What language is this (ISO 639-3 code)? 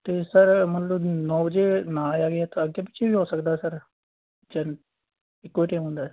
pan